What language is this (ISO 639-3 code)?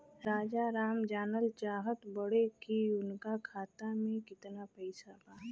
bho